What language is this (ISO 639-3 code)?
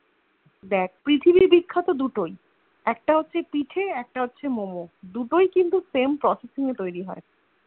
ben